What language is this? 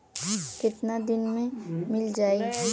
Bhojpuri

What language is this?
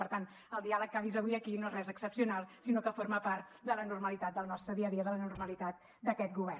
Catalan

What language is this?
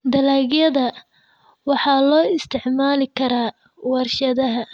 Somali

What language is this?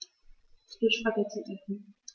German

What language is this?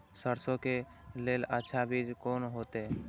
Maithili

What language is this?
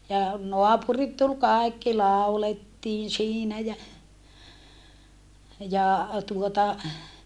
Finnish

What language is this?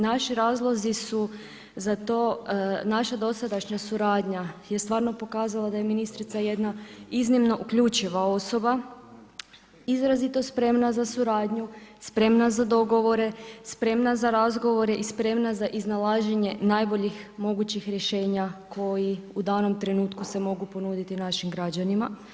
Croatian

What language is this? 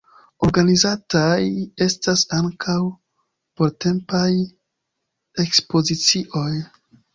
Esperanto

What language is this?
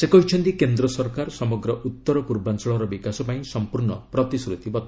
Odia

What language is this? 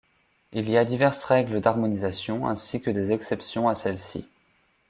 French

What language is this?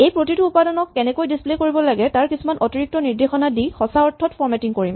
Assamese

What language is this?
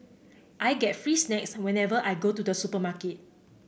English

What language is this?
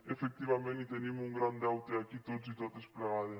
Catalan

